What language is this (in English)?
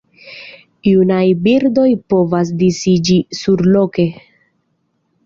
Esperanto